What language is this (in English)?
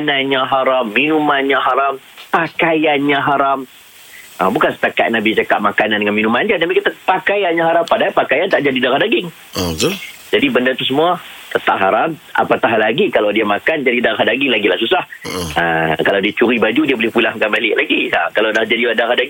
Malay